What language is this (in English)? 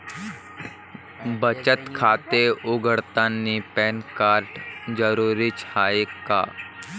Marathi